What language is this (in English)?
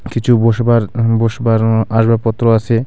Bangla